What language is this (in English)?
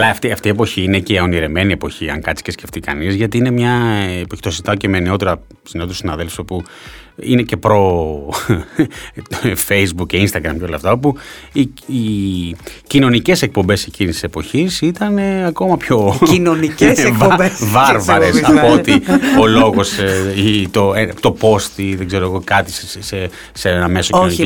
Greek